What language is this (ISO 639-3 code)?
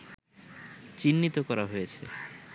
ben